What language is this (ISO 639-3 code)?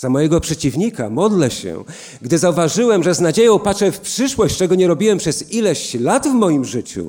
pol